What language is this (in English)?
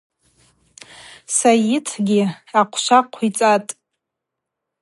Abaza